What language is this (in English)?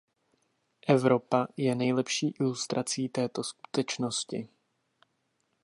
Czech